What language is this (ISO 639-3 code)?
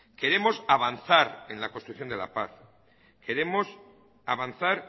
spa